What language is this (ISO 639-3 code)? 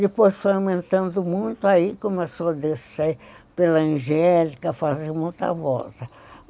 por